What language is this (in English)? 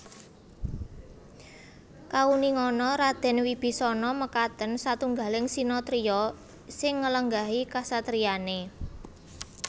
Javanese